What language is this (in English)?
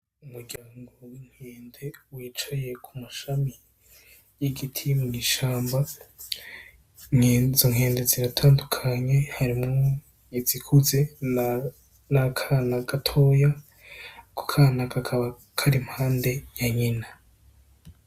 Rundi